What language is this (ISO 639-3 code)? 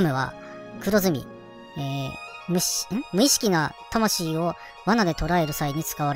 jpn